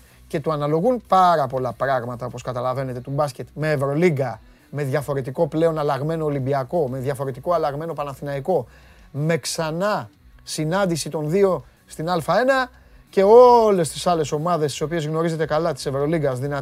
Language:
Greek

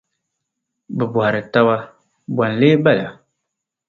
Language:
Dagbani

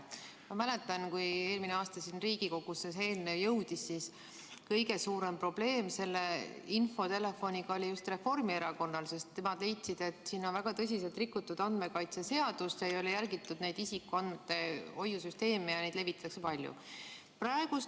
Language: Estonian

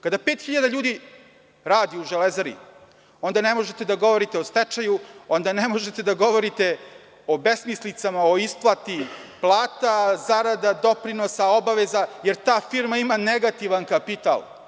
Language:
Serbian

